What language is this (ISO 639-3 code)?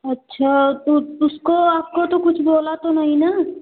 hin